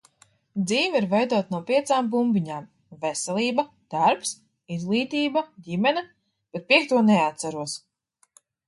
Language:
Latvian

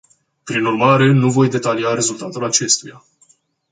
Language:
Romanian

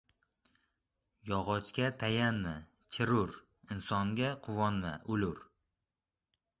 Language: Uzbek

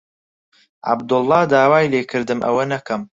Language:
Central Kurdish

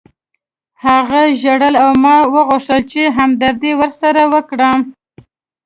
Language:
Pashto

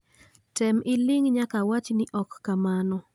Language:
Luo (Kenya and Tanzania)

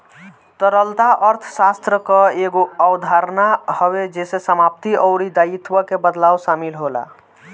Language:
Bhojpuri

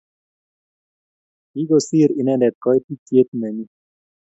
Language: Kalenjin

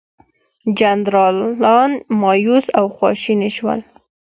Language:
Pashto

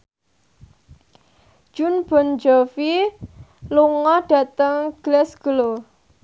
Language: Javanese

